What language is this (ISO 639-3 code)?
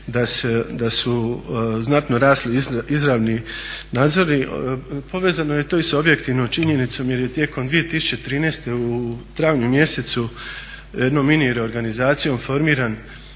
hrv